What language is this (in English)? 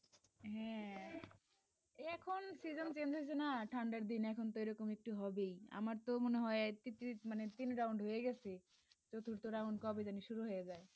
Bangla